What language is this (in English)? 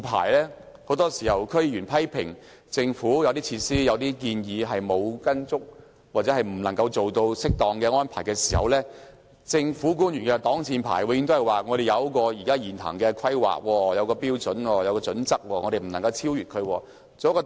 Cantonese